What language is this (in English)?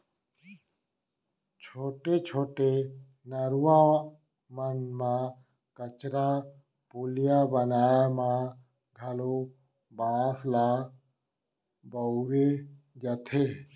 Chhattisgarhi